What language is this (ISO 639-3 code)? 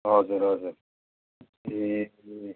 nep